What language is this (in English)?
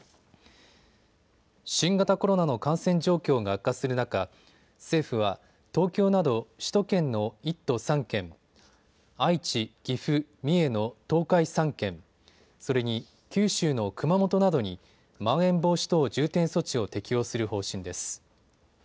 Japanese